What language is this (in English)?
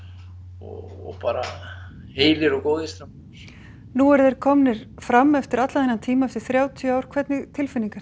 Icelandic